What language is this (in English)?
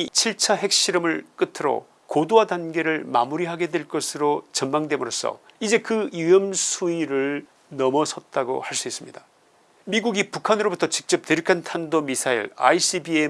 Korean